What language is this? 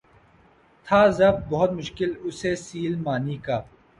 Urdu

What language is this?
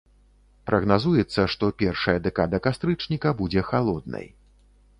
Belarusian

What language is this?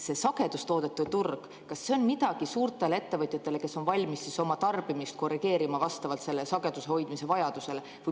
Estonian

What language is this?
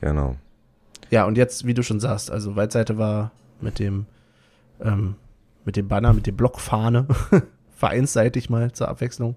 German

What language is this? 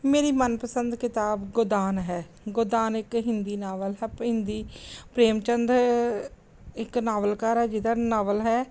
Punjabi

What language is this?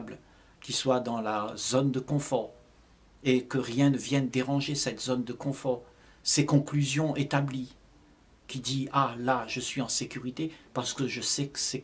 French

